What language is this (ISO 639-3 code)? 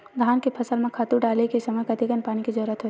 hne